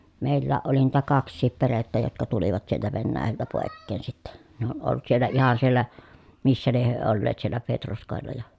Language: Finnish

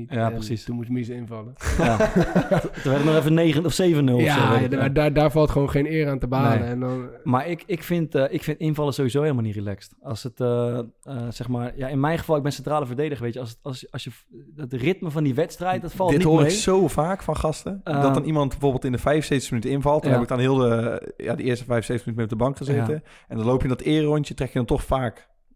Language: Dutch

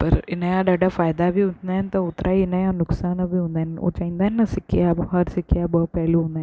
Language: Sindhi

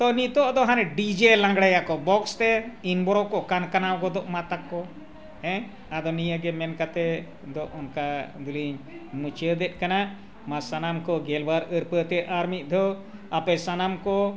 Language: Santali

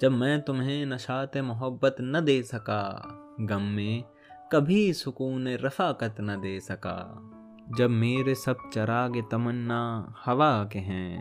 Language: Urdu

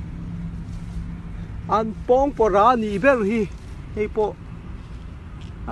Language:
Korean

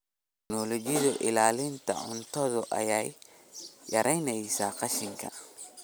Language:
Somali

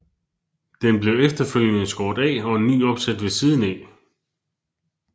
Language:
Danish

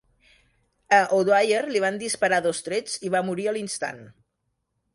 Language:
Catalan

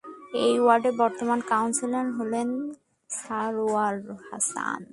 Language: Bangla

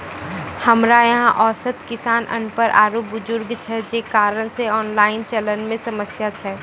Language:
Maithili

